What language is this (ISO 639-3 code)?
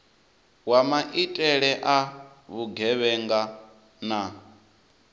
ven